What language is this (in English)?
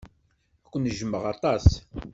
Kabyle